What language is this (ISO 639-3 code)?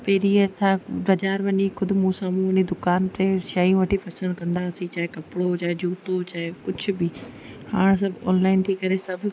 snd